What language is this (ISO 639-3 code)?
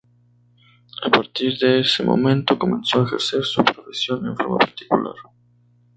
spa